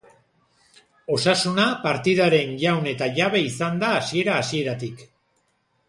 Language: Basque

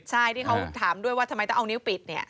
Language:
Thai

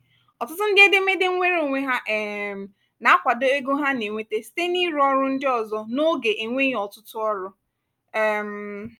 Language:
Igbo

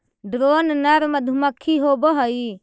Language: Magahi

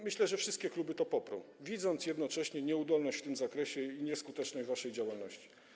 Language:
Polish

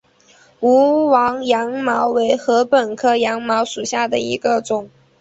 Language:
Chinese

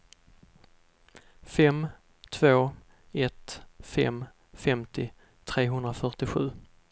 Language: Swedish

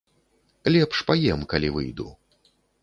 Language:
Belarusian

